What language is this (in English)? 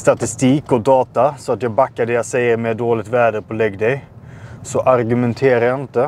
Swedish